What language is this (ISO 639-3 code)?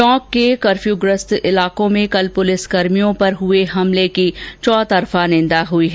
hin